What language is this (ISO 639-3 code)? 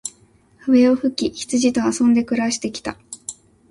jpn